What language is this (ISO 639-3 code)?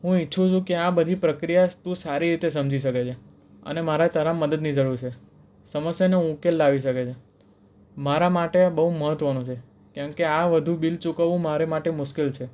guj